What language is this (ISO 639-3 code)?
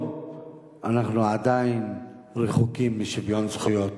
heb